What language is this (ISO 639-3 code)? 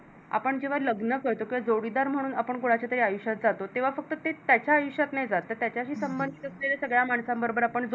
mar